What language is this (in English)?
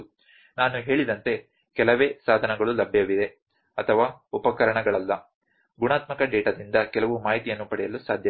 Kannada